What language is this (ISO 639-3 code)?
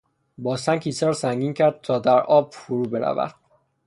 fas